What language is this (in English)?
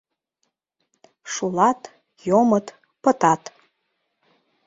Mari